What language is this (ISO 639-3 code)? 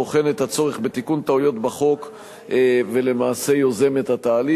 heb